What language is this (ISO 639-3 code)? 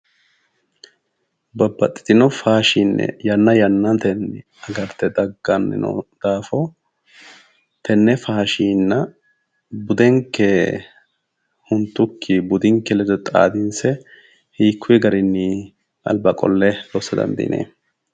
sid